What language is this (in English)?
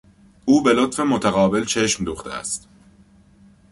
Persian